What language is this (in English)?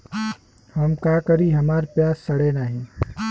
Bhojpuri